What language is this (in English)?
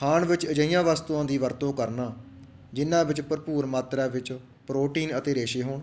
Punjabi